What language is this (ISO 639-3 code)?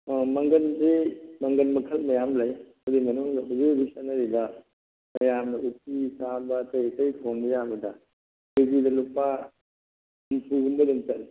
mni